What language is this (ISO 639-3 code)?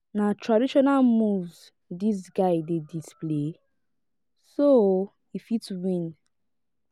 pcm